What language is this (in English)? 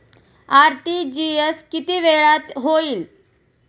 Marathi